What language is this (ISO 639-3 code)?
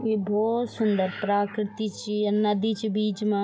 gbm